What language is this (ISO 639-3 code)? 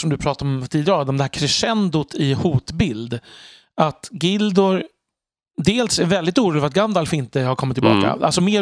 swe